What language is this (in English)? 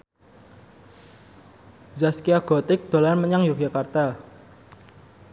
Javanese